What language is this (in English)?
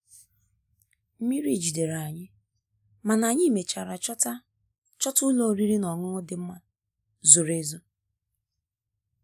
Igbo